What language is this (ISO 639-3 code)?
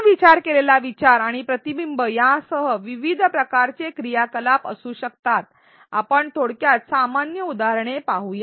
mar